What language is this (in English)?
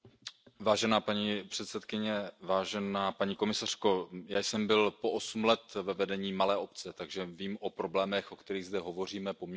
Czech